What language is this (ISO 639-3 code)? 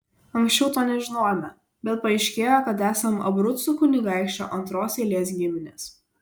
lit